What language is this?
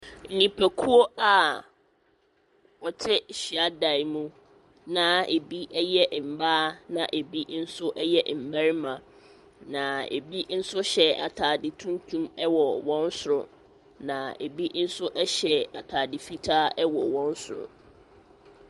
Akan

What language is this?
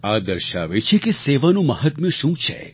Gujarati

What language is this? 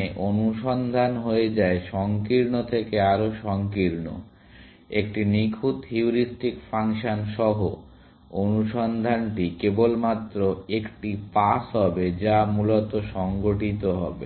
Bangla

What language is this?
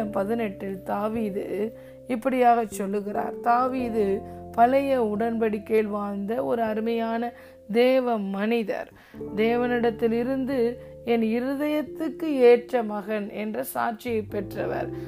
Tamil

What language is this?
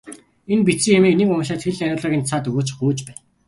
Mongolian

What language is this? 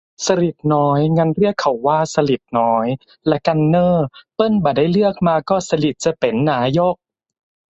Thai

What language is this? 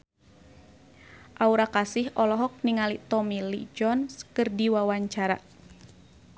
Sundanese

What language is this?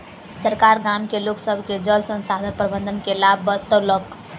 Maithili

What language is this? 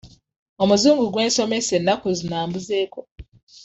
Ganda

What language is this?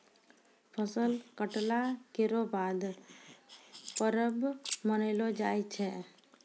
Maithili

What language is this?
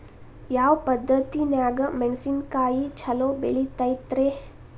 Kannada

